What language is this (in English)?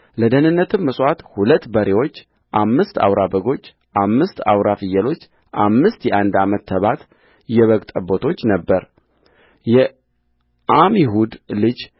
Amharic